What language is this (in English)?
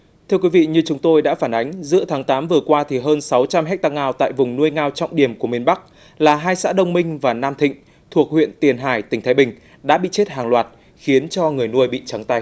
Vietnamese